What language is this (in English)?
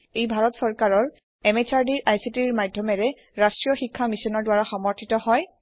Assamese